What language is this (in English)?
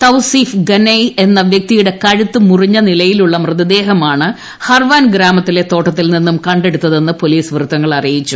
Malayalam